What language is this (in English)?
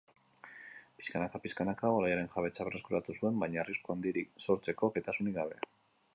Basque